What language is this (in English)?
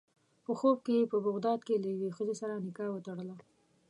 Pashto